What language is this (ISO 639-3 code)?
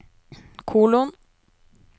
nor